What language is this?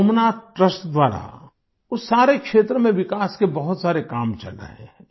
Hindi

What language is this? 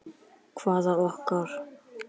Icelandic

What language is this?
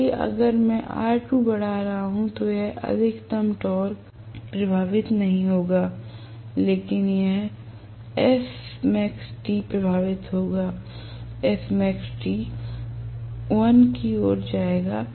Hindi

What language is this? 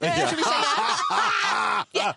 Welsh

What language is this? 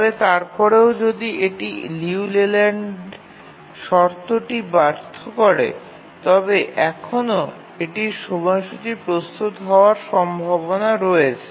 Bangla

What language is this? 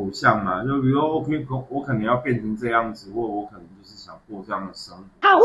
Chinese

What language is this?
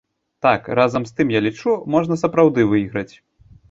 Belarusian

